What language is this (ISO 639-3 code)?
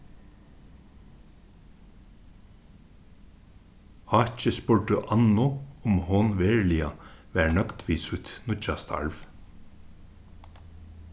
fao